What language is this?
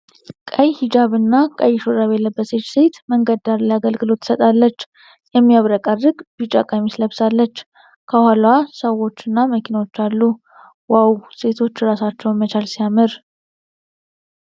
Amharic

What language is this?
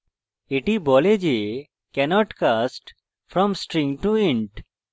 Bangla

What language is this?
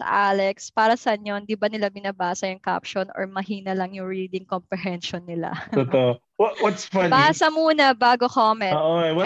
Filipino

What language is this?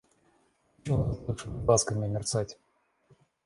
Russian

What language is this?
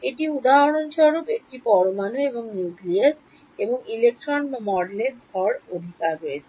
Bangla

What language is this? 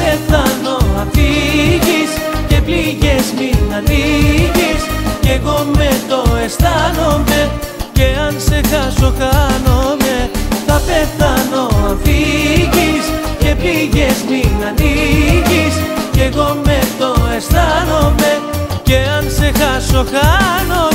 Greek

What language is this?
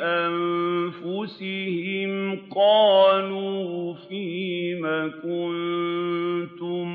Arabic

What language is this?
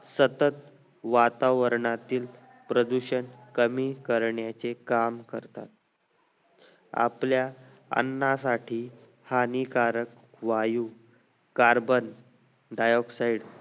Marathi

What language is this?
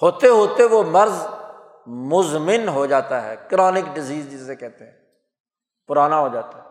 Urdu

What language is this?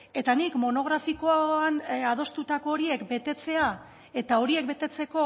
Basque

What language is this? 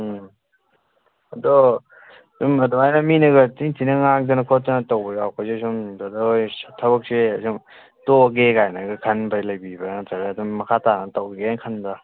Manipuri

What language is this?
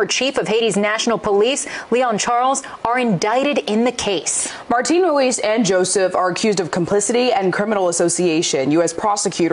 French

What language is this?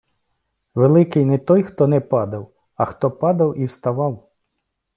Ukrainian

